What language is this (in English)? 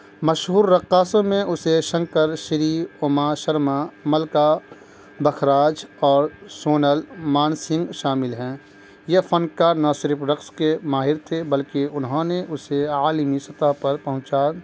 Urdu